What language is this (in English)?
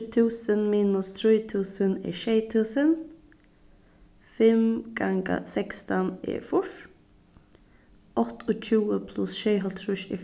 Faroese